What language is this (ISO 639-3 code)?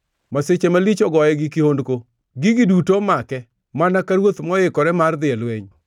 luo